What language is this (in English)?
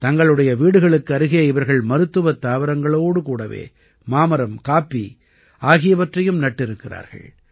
Tamil